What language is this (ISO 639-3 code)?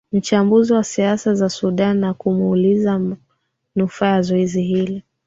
swa